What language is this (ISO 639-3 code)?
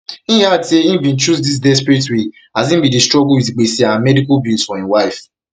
pcm